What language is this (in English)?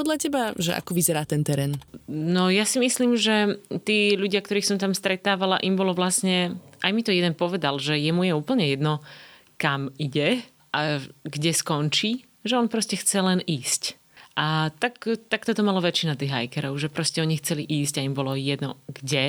Slovak